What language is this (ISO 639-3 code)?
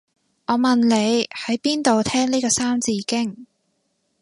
yue